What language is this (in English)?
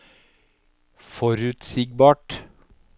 Norwegian